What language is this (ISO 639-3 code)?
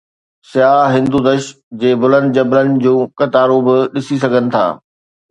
snd